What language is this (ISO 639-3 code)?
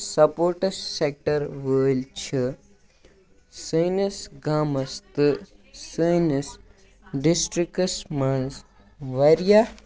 kas